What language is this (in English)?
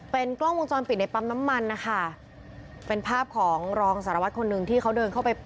Thai